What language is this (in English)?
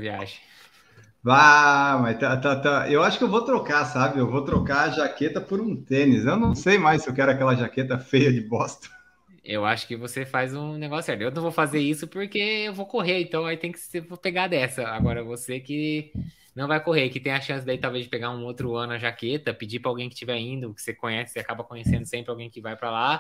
Portuguese